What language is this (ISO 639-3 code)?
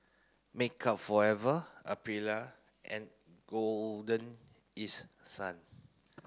eng